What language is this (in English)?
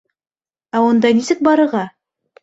Bashkir